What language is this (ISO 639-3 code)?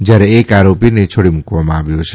guj